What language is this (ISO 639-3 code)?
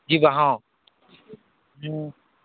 ori